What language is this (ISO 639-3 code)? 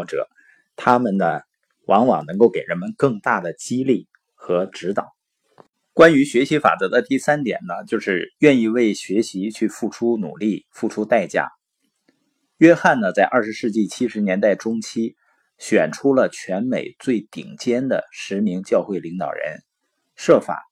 zho